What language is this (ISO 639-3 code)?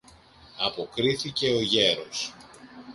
ell